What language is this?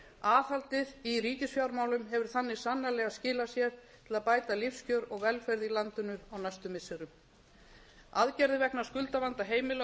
Icelandic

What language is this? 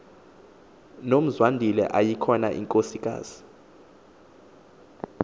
Xhosa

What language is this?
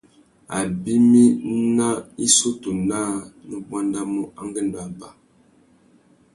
Tuki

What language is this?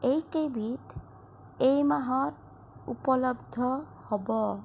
Assamese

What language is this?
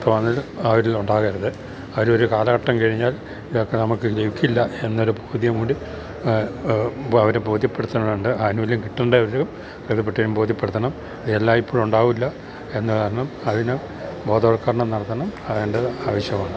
Malayalam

